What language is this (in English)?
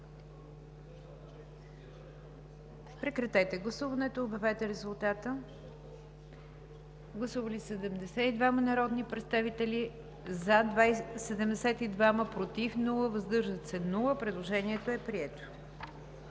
Bulgarian